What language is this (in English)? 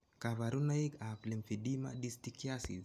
Kalenjin